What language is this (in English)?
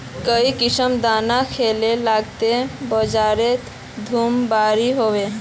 Magahi